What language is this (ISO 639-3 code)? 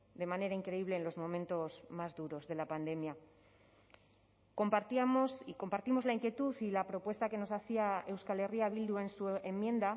spa